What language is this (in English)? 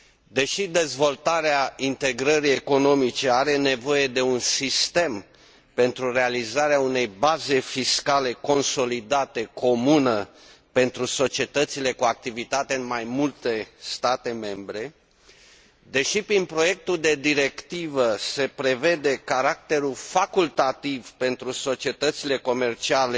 Romanian